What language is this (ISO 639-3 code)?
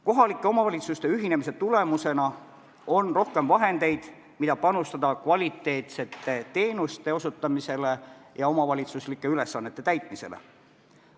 est